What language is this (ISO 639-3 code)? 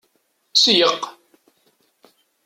kab